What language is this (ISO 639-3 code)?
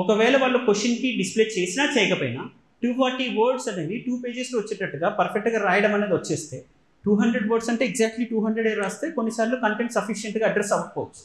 tel